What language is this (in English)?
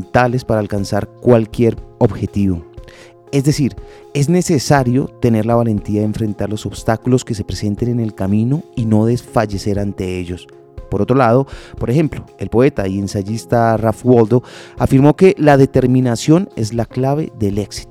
Spanish